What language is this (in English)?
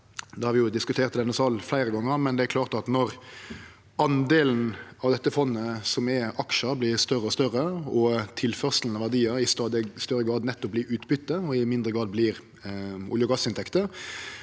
Norwegian